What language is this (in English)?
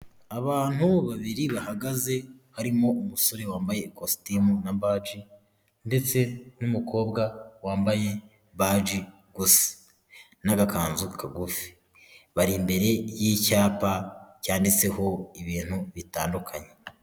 Kinyarwanda